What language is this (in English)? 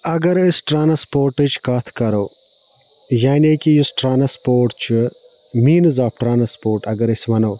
Kashmiri